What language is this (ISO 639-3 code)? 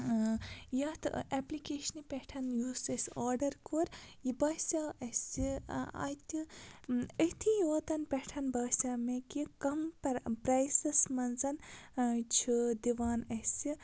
kas